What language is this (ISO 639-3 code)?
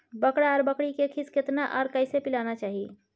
mai